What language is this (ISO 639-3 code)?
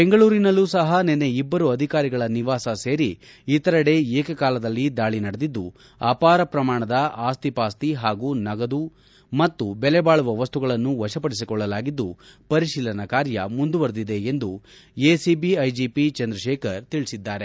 kan